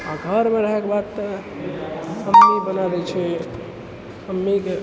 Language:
Maithili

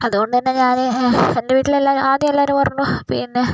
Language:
Malayalam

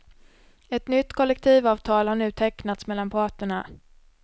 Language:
Swedish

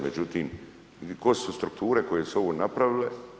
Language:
Croatian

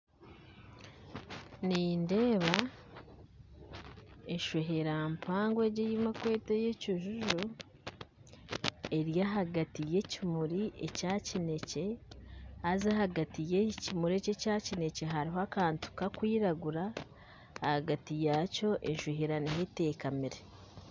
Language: Nyankole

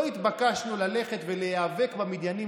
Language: Hebrew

